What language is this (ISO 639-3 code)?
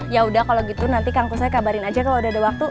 ind